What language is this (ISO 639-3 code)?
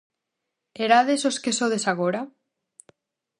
glg